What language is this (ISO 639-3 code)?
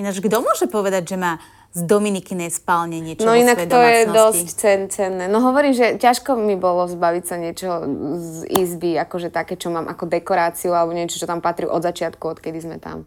slk